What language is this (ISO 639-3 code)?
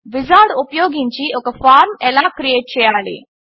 tel